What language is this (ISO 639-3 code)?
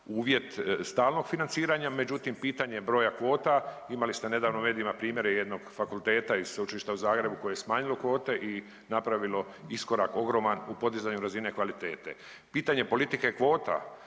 hrv